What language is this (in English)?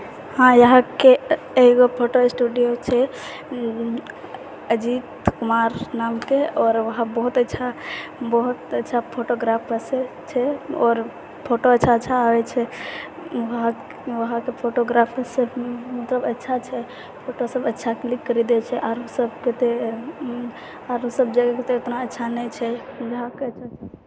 Maithili